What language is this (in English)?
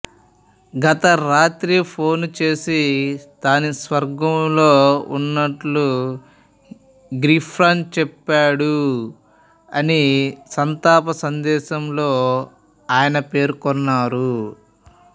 Telugu